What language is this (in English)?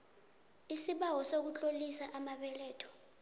South Ndebele